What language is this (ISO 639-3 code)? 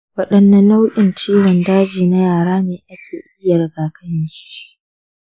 hau